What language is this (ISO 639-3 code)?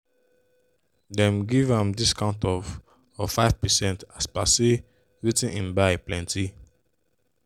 pcm